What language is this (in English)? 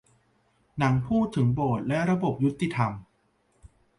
Thai